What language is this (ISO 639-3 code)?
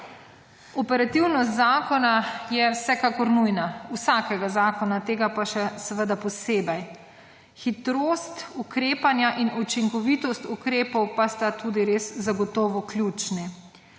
slv